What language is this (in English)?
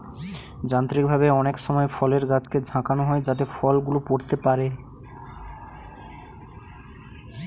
Bangla